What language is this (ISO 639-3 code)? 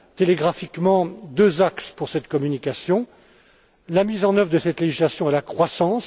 fra